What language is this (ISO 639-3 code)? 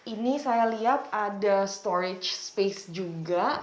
ind